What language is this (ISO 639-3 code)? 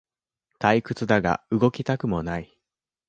jpn